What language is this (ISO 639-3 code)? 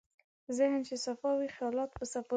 pus